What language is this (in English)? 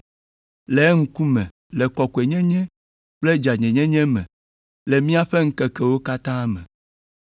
Ewe